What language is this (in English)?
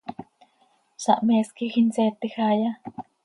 Seri